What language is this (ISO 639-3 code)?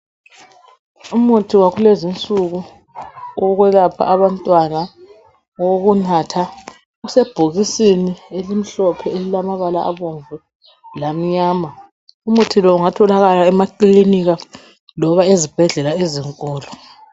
nde